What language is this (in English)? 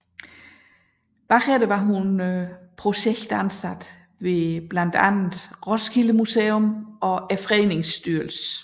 Danish